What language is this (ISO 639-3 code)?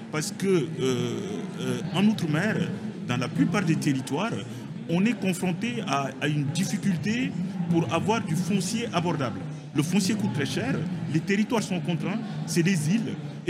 fra